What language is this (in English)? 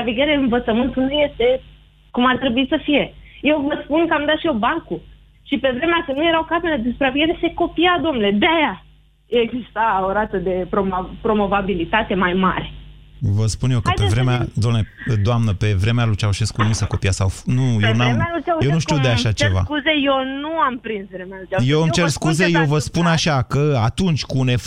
Romanian